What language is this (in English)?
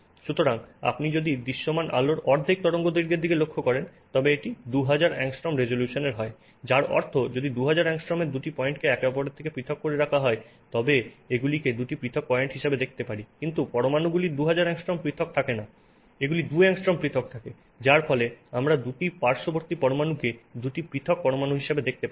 Bangla